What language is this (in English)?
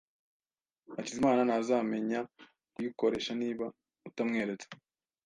Kinyarwanda